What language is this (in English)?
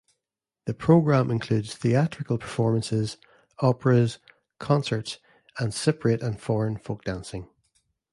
English